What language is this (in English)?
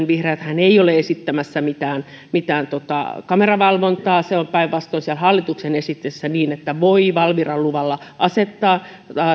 Finnish